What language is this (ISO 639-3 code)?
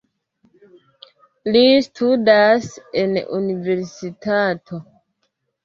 epo